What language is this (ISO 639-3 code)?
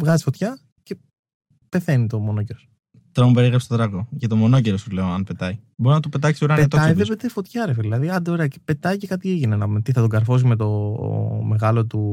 ell